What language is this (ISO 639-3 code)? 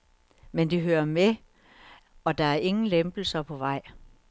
dan